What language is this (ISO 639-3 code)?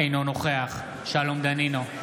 heb